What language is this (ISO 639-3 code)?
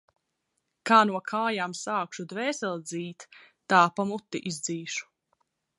lav